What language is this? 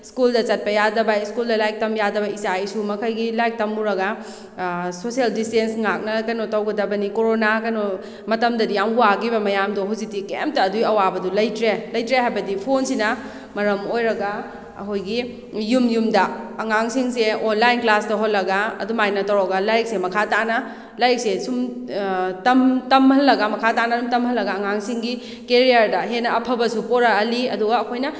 Manipuri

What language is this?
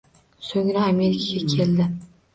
Uzbek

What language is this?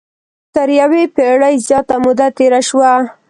Pashto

